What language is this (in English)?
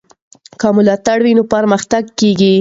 Pashto